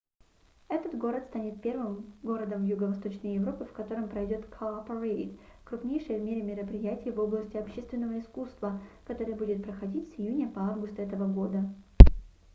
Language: Russian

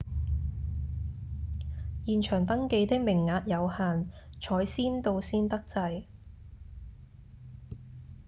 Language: Cantonese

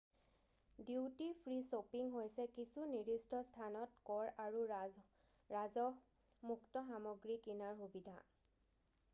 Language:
Assamese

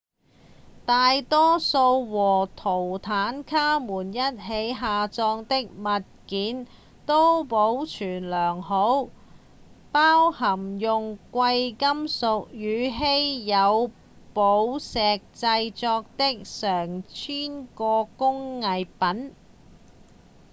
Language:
Cantonese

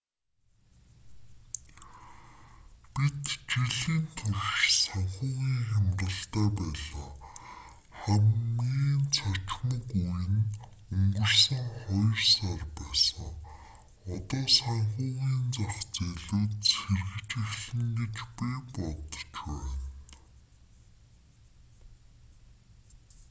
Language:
Mongolian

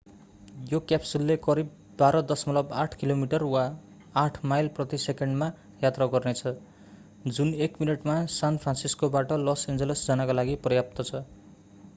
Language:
Nepali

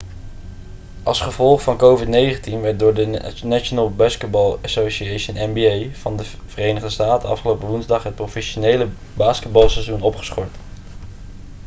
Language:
Dutch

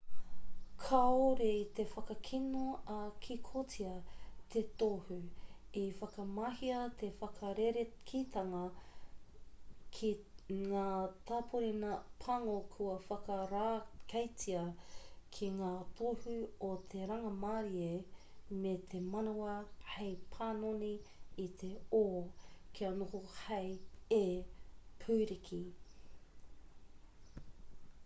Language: Māori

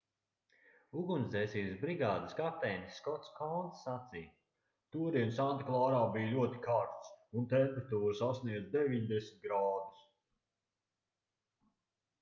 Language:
Latvian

